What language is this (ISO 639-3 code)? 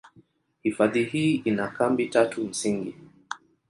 swa